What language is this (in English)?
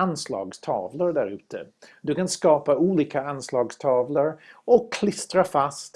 Swedish